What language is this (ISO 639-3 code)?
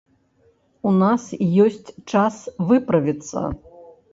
bel